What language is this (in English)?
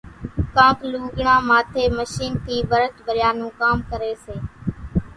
Kachi Koli